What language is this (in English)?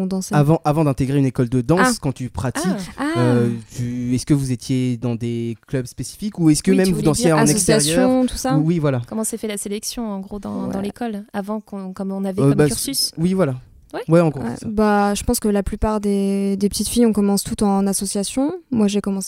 French